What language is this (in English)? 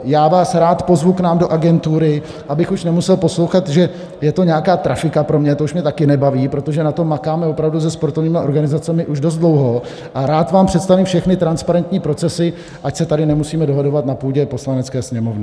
Czech